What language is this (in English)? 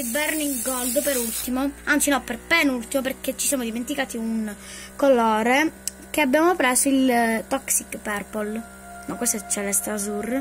Italian